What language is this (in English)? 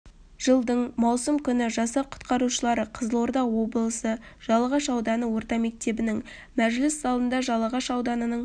Kazakh